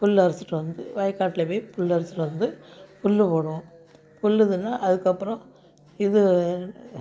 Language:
Tamil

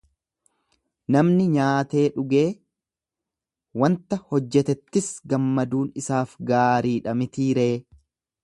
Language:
Oromo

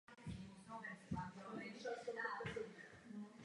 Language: Czech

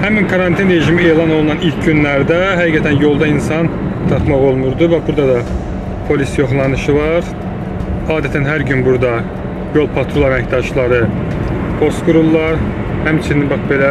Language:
Turkish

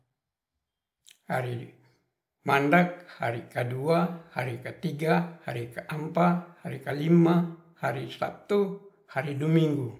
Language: Ratahan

